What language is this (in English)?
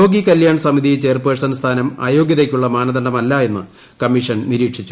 Malayalam